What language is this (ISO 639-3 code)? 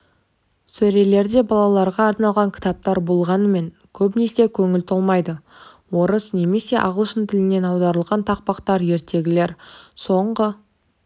kaz